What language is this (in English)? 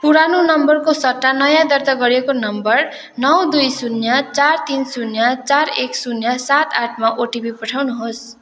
Nepali